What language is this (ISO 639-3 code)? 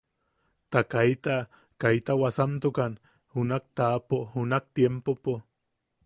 yaq